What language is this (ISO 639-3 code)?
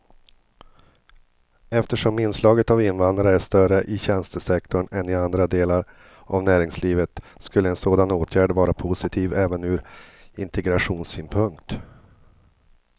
swe